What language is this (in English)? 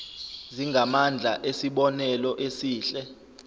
Zulu